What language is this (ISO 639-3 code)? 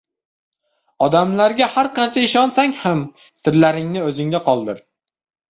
uzb